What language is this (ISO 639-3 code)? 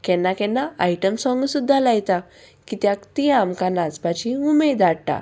kok